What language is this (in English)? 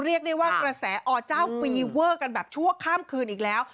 Thai